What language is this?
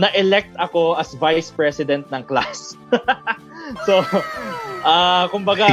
Filipino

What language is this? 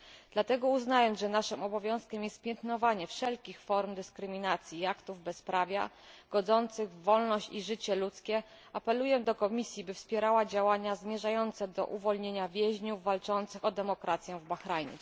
Polish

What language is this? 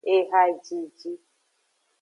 Aja (Benin)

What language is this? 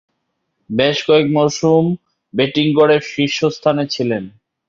Bangla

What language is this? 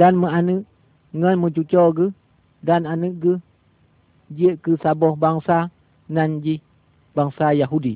Malay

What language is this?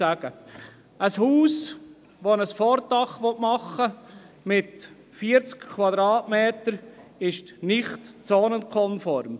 Swiss German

